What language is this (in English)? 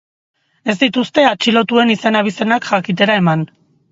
Basque